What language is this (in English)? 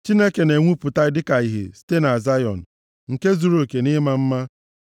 Igbo